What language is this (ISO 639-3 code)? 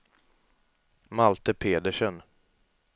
swe